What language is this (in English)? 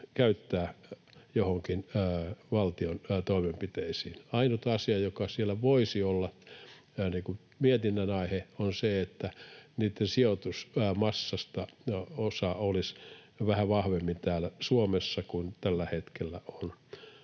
Finnish